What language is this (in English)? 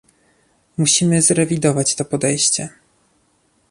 Polish